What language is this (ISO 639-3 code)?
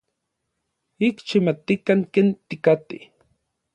nlv